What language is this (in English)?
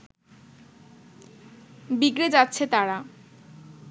Bangla